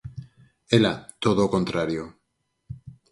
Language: Galician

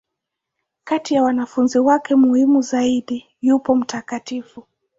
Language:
Swahili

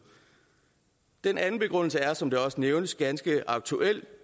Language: Danish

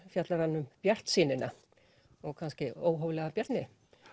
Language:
Icelandic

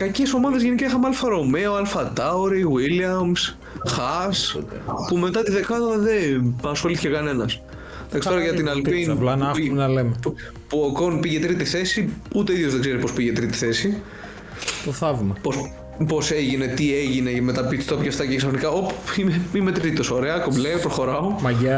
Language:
Greek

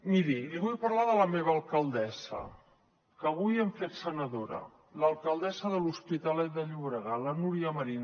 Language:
Catalan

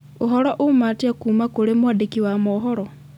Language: Kikuyu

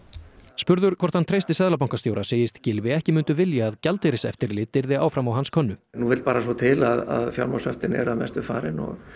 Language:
Icelandic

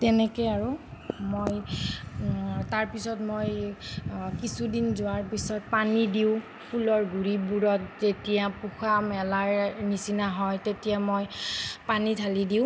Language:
Assamese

